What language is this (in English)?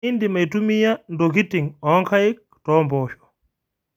Masai